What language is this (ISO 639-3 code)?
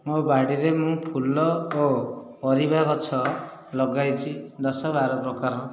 ori